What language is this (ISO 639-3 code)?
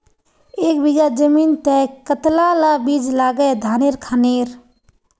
mag